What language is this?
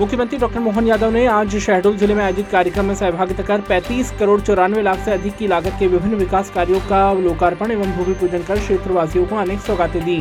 Hindi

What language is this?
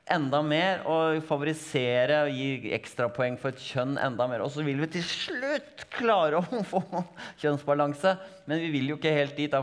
Norwegian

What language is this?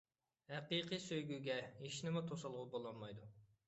Uyghur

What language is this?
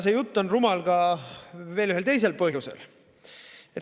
Estonian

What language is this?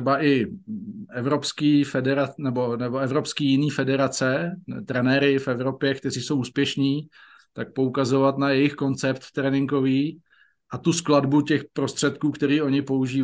Czech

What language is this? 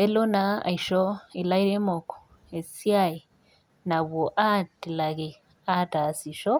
Masai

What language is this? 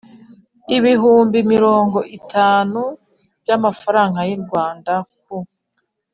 Kinyarwanda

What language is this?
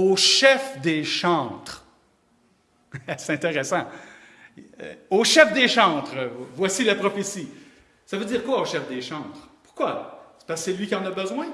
French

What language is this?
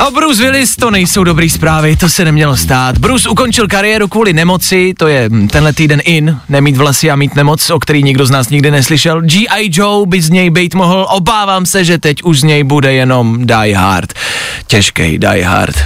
Czech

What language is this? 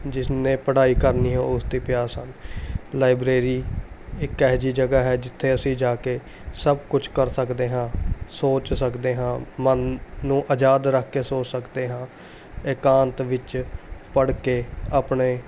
Punjabi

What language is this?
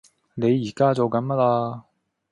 Cantonese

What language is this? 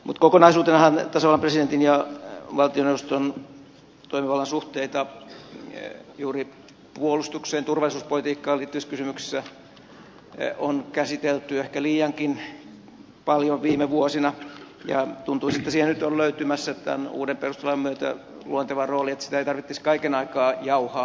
Finnish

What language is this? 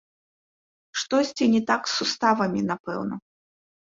Belarusian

